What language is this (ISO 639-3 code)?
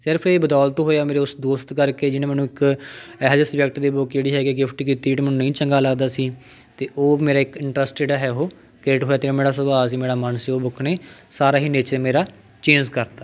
pan